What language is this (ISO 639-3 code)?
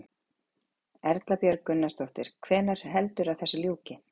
isl